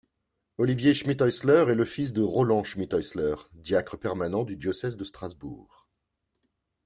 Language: French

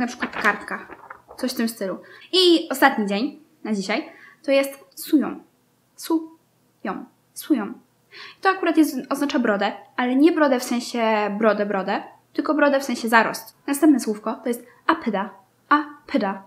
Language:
Polish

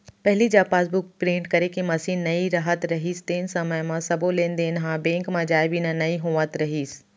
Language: Chhattisgarhi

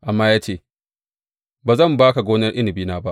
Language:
Hausa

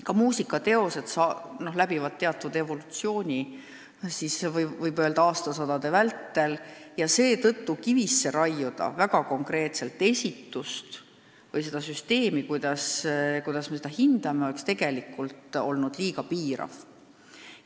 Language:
Estonian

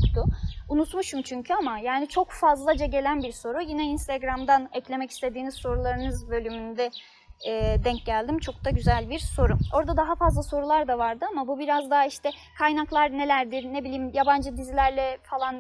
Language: Turkish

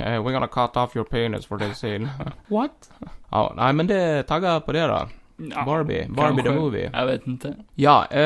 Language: Swedish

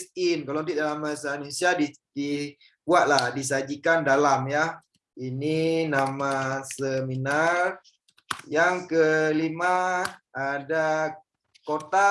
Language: Indonesian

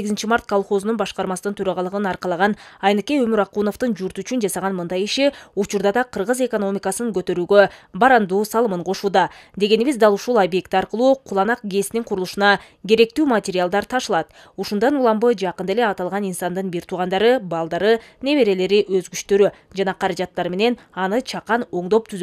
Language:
Turkish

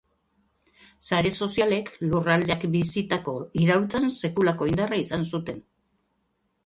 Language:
Basque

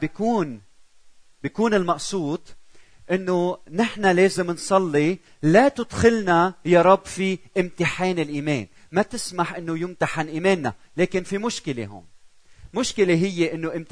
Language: Arabic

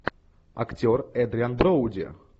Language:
Russian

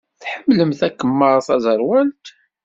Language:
Kabyle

